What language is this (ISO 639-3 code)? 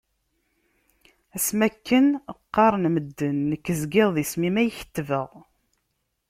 kab